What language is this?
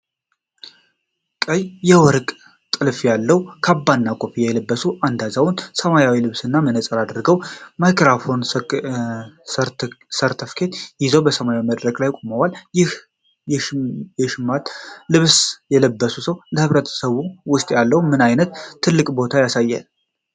Amharic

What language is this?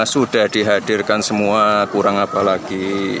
Indonesian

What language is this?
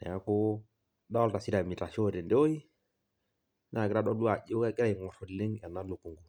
Masai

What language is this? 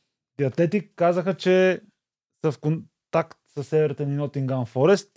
Bulgarian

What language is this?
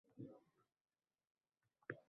Uzbek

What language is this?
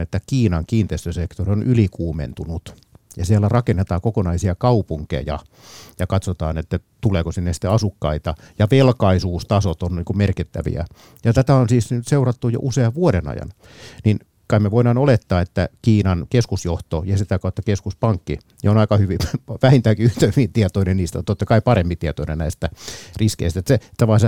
Finnish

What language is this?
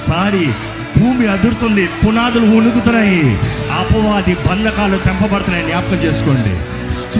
Telugu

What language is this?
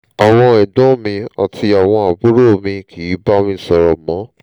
Yoruba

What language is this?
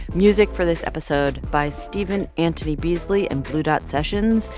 English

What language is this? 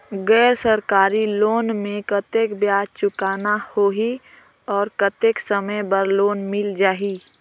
Chhattisgarhi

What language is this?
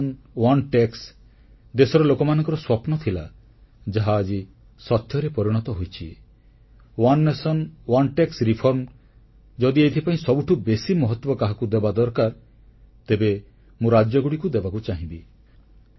Odia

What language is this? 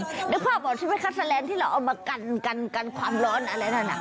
Thai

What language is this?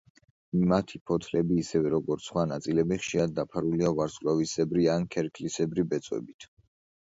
Georgian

